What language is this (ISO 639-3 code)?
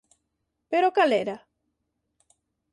glg